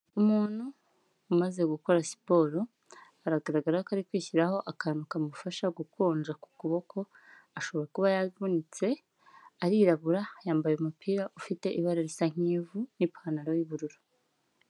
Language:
Kinyarwanda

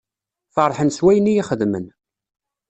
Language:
Kabyle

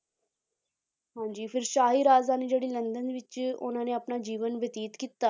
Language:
Punjabi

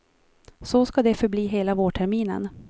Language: Swedish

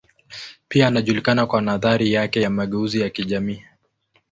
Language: Swahili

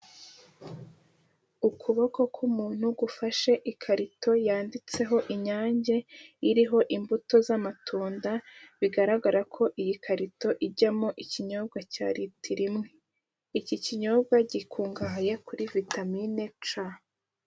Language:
Kinyarwanda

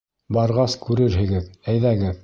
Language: Bashkir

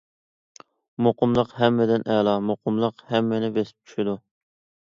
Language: Uyghur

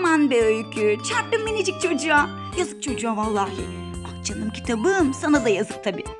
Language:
Turkish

